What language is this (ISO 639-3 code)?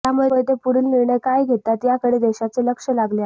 mar